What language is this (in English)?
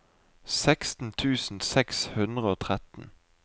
Norwegian